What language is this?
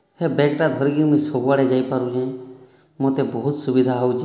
Odia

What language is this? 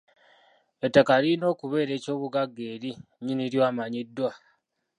Ganda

